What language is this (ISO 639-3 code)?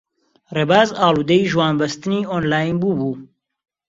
ckb